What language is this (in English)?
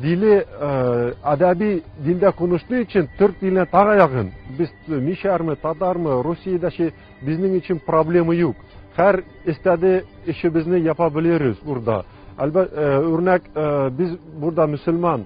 Turkish